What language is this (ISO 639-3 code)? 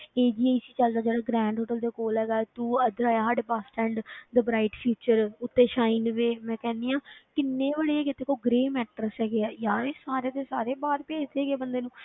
pan